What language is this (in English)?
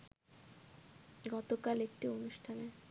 Bangla